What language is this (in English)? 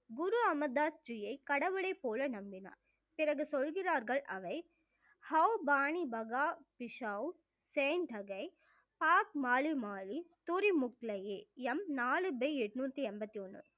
Tamil